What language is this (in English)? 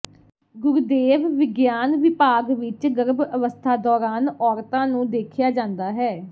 Punjabi